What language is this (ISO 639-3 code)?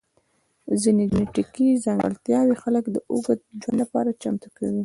pus